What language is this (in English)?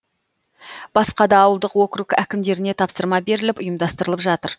Kazakh